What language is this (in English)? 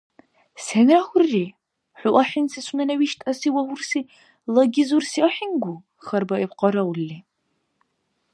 Dargwa